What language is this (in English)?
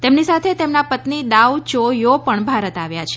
Gujarati